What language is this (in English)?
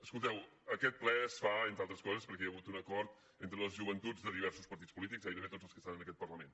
Catalan